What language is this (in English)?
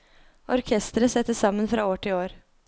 Norwegian